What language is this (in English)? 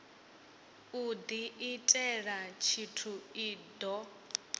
Venda